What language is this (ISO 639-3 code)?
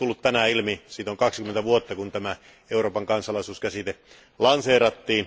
fin